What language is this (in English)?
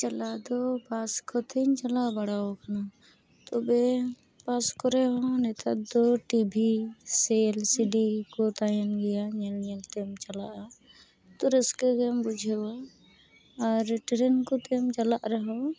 Santali